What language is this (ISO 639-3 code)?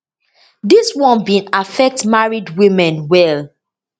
pcm